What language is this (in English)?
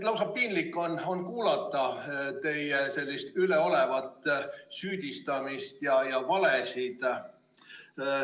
Estonian